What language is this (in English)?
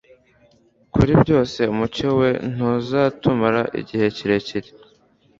Kinyarwanda